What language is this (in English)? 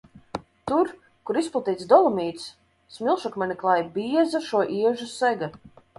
Latvian